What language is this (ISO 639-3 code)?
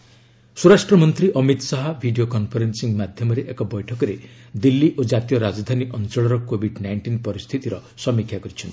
ori